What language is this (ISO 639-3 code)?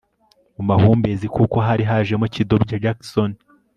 kin